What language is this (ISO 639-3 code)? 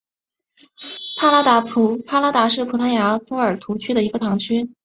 zho